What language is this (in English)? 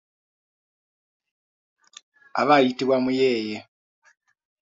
Ganda